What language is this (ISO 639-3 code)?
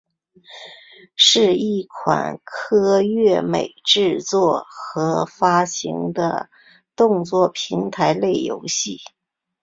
zho